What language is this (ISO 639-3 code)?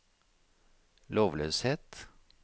nor